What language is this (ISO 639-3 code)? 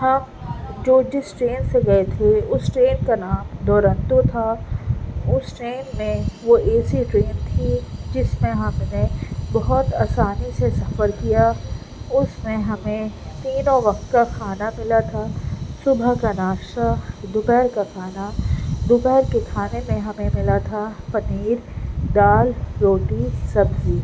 urd